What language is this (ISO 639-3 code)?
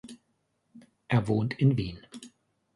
deu